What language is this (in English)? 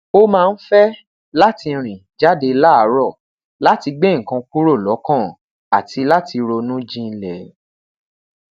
Yoruba